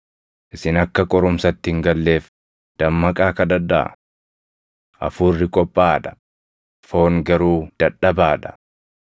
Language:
Oromo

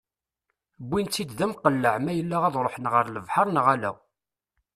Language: Kabyle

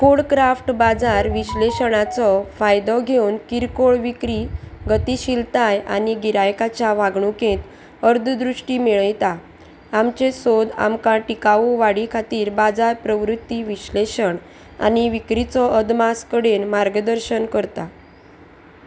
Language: Konkani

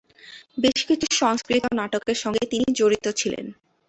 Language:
Bangla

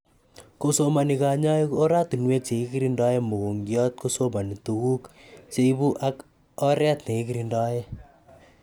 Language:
Kalenjin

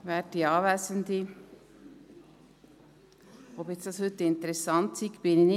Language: Swiss German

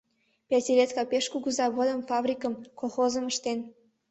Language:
Mari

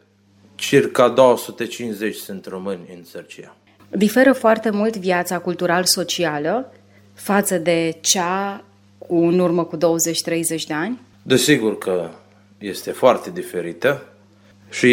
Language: Romanian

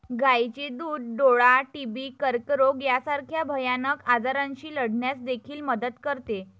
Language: Marathi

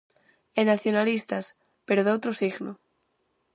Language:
Galician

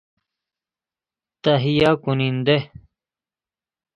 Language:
Persian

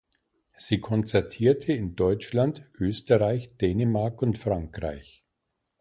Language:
German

